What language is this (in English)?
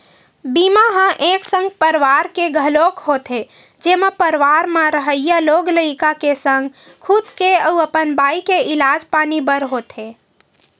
Chhattisgarhi